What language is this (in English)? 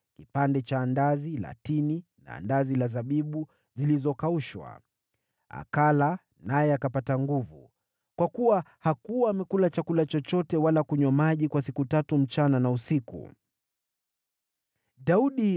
Swahili